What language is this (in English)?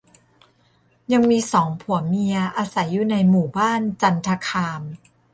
Thai